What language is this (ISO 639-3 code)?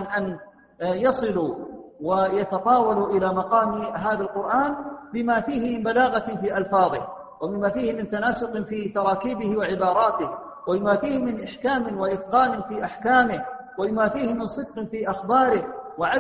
ara